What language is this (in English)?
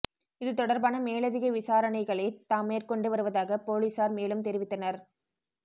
Tamil